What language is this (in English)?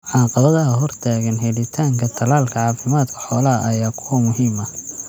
Somali